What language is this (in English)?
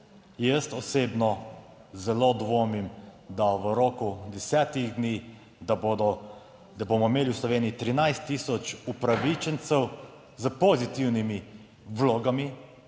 Slovenian